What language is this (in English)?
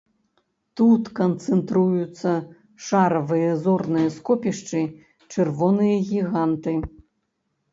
Belarusian